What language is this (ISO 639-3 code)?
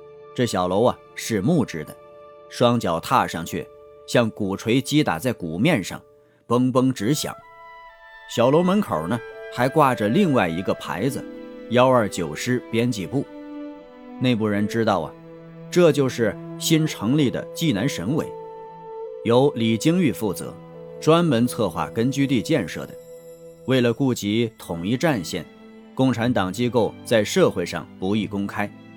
zho